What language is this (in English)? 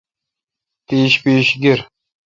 Kalkoti